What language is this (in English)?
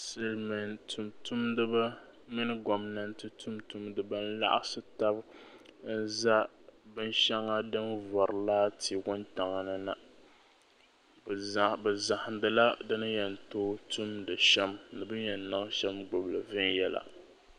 Dagbani